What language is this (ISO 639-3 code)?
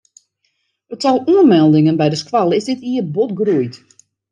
fry